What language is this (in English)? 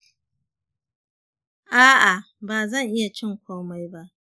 Hausa